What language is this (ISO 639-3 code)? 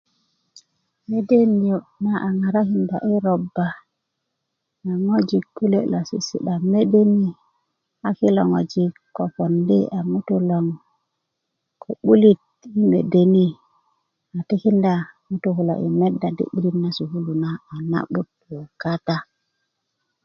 ukv